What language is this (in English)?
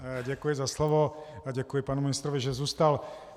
Czech